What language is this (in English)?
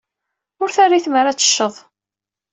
Kabyle